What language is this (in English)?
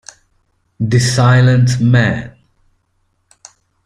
Italian